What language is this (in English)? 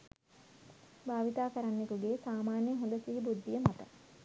Sinhala